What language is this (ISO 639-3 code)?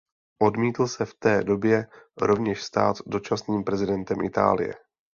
ces